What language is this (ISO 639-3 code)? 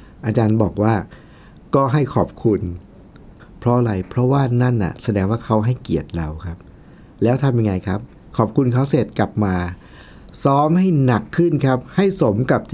tha